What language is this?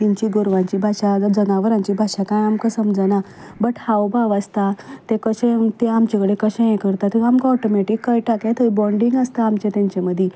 Konkani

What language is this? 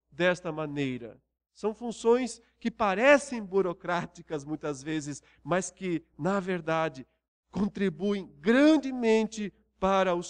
Portuguese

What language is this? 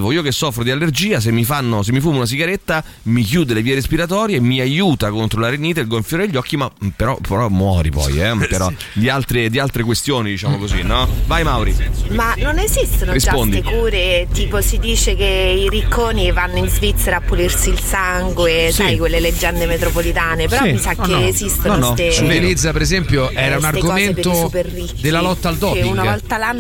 Italian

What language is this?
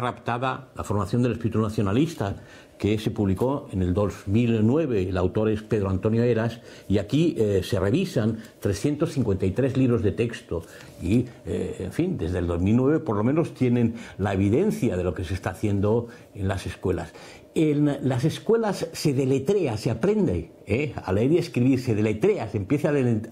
Spanish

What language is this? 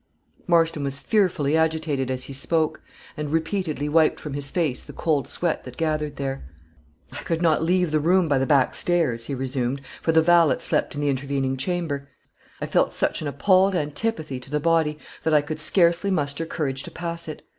English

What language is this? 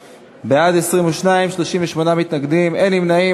Hebrew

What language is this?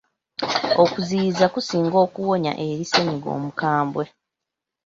Ganda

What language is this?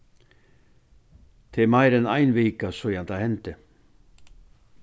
Faroese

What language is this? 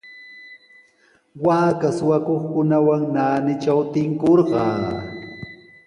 Sihuas Ancash Quechua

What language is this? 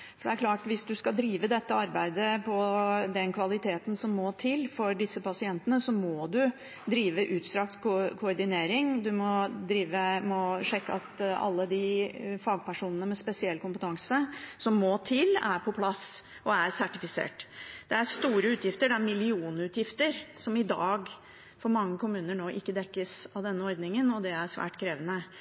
Norwegian Bokmål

